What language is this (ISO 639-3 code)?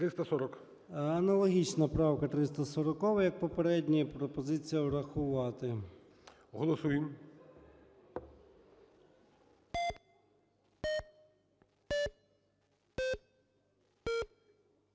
ukr